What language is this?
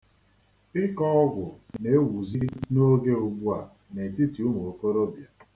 Igbo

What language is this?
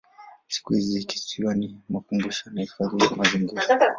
Swahili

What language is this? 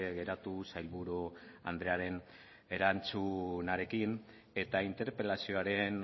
Basque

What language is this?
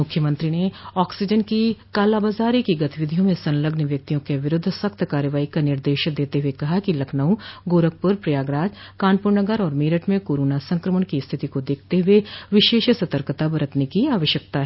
Hindi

